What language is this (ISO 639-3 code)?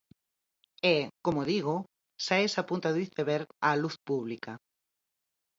glg